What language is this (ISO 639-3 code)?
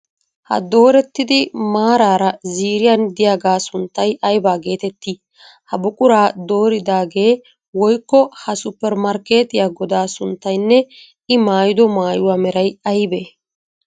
wal